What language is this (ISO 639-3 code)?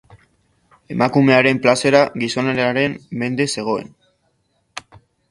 eus